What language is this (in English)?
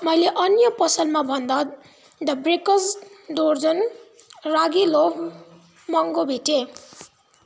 Nepali